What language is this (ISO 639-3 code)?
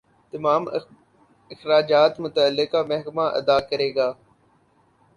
urd